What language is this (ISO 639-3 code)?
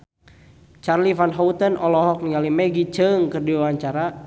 sun